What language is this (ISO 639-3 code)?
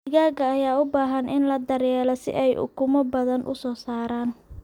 som